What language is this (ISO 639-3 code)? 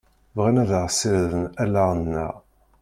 kab